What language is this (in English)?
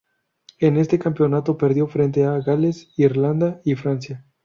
Spanish